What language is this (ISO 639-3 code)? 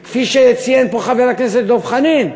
heb